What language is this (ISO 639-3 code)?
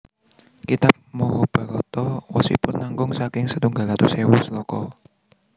jav